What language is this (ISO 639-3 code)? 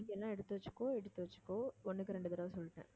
tam